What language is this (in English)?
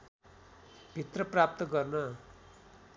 Nepali